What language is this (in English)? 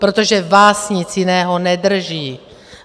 Czech